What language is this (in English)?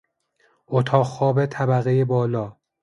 Persian